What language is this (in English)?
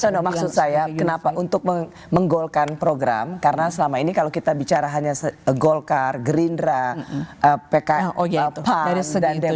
Indonesian